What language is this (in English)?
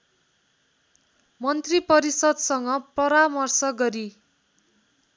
Nepali